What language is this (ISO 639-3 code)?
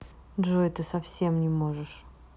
rus